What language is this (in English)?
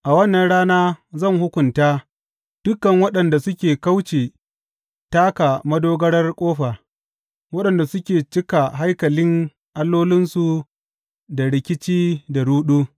Hausa